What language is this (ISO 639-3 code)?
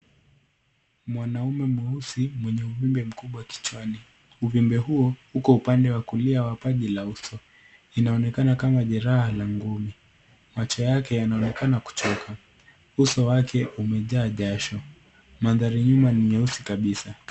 swa